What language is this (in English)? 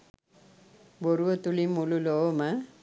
Sinhala